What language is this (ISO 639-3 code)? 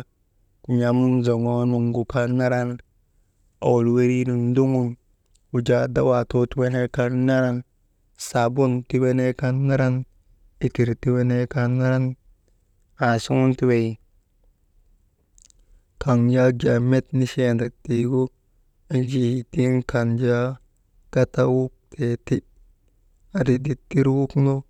mde